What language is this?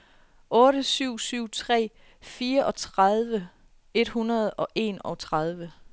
Danish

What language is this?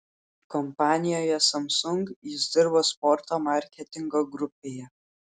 Lithuanian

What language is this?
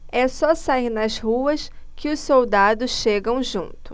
Portuguese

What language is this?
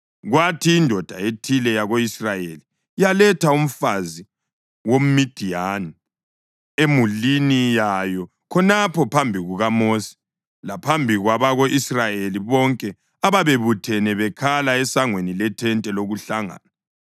North Ndebele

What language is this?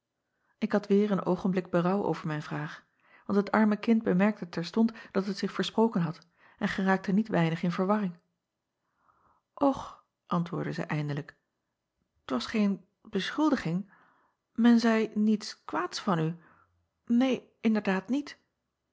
Dutch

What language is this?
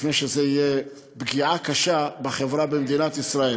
Hebrew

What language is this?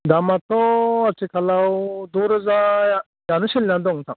Bodo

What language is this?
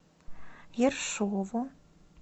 Russian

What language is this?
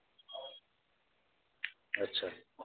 Dogri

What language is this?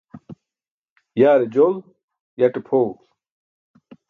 Burushaski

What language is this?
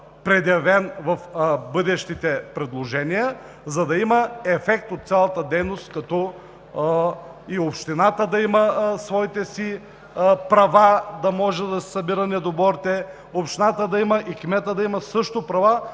Bulgarian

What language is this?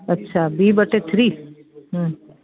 Sindhi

